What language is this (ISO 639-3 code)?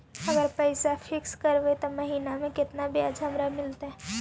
mag